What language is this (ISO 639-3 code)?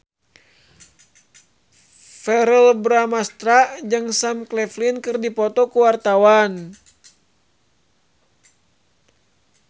sun